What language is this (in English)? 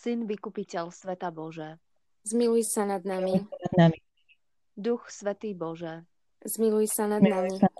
Slovak